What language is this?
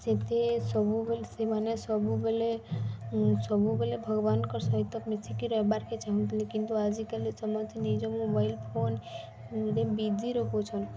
Odia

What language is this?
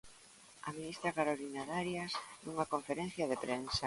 Galician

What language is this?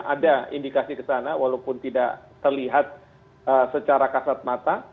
Indonesian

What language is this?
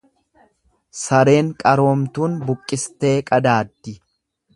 Oromo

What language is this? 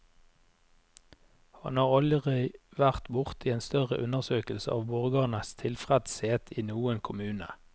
Norwegian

